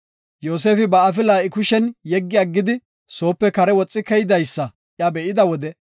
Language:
Gofa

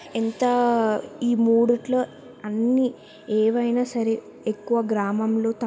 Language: Telugu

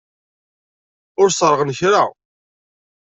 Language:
Kabyle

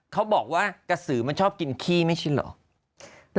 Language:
Thai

